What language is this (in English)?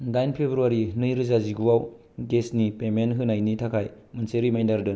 Bodo